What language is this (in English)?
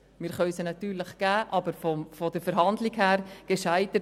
Swiss German